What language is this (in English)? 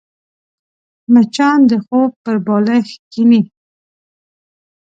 Pashto